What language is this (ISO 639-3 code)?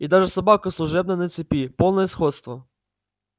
rus